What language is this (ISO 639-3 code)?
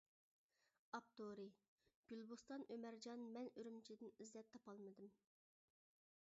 uig